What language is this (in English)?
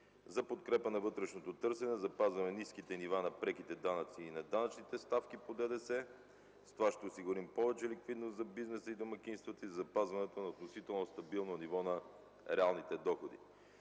Bulgarian